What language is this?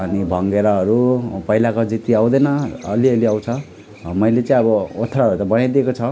Nepali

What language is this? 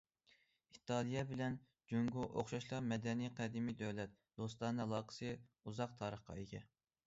Uyghur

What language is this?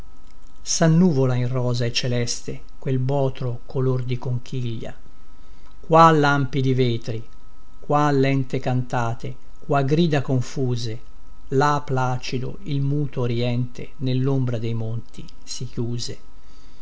Italian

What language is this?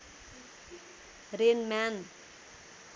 Nepali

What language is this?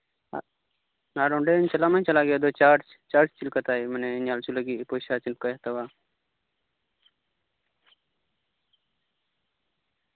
Santali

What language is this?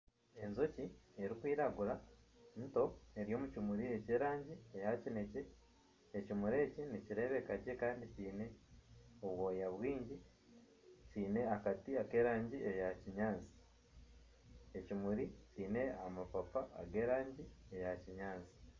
Nyankole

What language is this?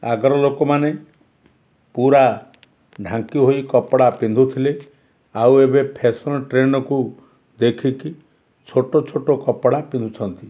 Odia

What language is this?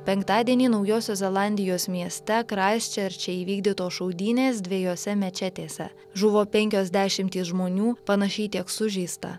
Lithuanian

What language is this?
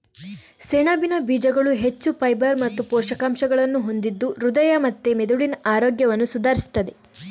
Kannada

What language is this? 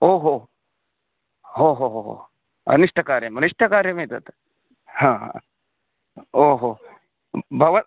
Sanskrit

